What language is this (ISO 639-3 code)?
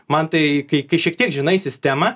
lit